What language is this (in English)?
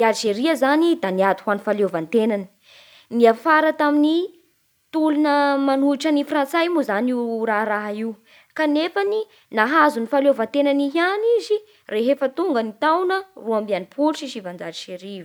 Bara Malagasy